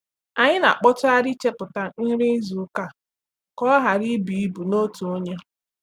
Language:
Igbo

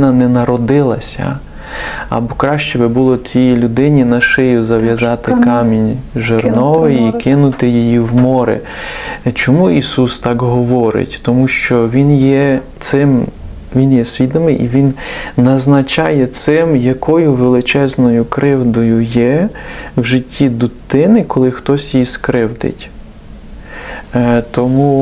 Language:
Ukrainian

